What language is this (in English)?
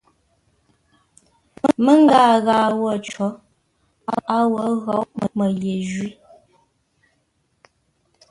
Ngombale